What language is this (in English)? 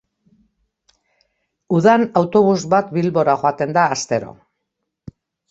Basque